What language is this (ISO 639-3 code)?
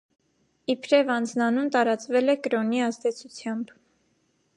hye